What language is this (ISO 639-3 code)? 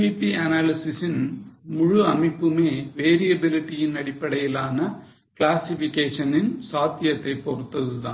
tam